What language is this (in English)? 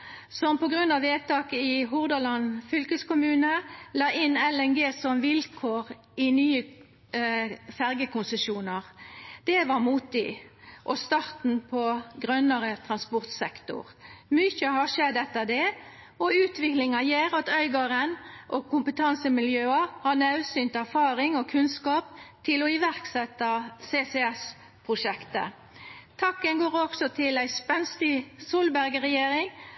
Norwegian Nynorsk